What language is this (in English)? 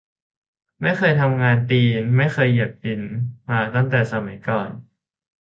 Thai